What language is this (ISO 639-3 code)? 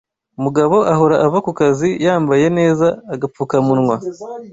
kin